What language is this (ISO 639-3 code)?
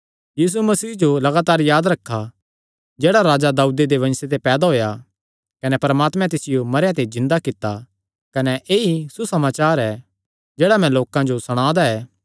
xnr